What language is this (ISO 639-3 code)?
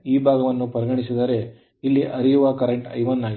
kan